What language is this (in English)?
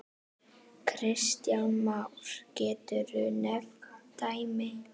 Icelandic